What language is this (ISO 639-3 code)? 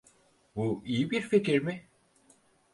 tur